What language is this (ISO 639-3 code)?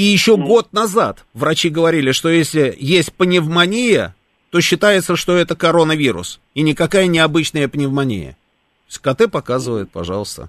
rus